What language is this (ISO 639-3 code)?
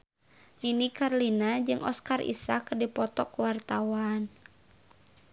sun